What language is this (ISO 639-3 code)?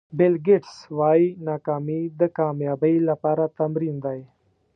pus